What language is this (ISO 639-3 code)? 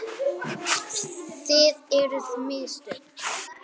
isl